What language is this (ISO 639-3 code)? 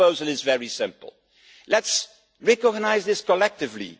eng